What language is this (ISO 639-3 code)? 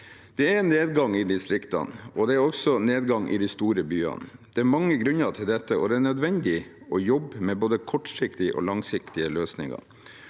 nor